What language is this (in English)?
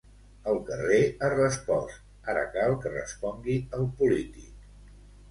Catalan